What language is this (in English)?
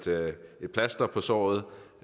Danish